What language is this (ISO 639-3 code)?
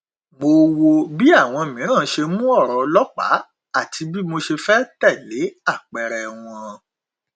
yor